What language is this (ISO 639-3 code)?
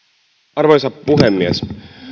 fin